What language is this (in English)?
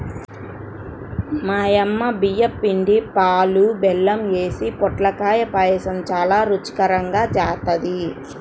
Telugu